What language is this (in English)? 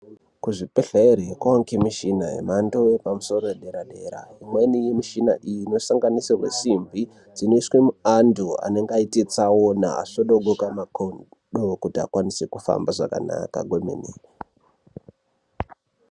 Ndau